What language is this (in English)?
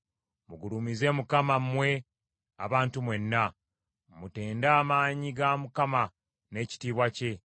Ganda